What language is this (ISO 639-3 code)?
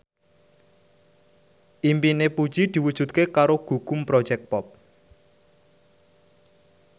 jav